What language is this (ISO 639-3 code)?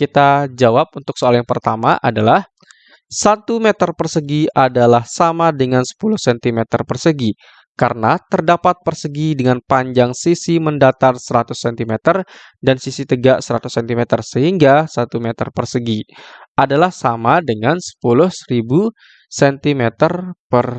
ind